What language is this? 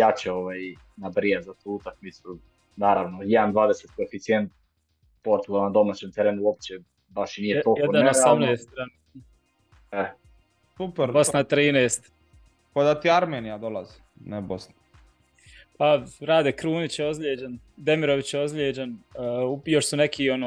Croatian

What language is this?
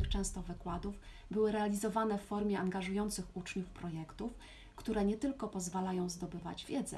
Polish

